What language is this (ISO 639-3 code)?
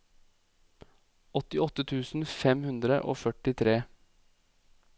nor